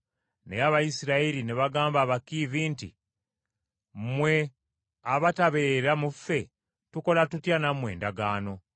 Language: Ganda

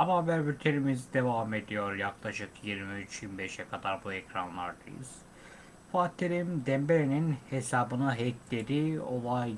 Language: Turkish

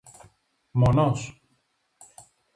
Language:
Greek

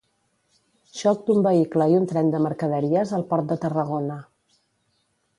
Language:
Catalan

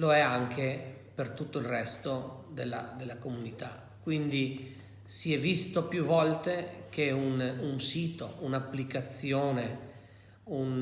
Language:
Italian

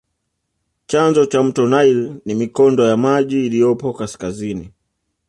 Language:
Swahili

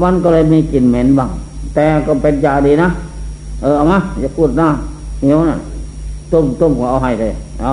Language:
Thai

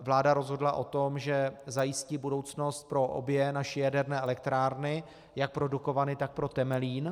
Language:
Czech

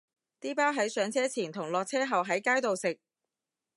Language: Cantonese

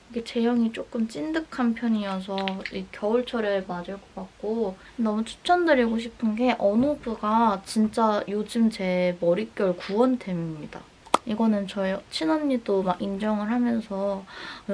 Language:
Korean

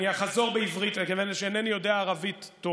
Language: Hebrew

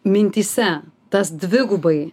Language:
Lithuanian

